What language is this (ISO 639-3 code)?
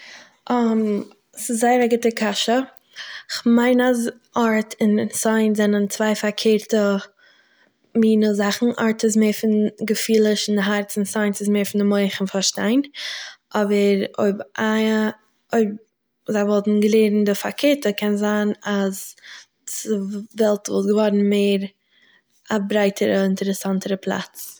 yid